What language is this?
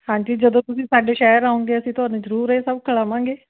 Punjabi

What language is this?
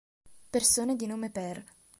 Italian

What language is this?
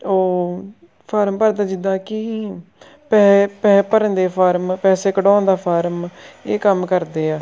Punjabi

